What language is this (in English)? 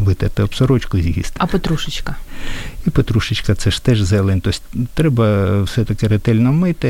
Ukrainian